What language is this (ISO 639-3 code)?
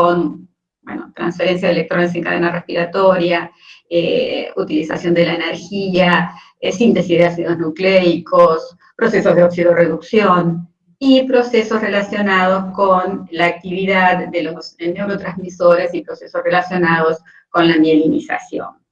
spa